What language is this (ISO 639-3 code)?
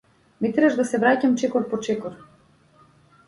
mkd